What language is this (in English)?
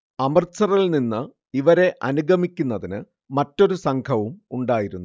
Malayalam